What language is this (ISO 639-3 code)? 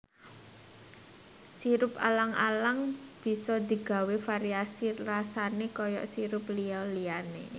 jav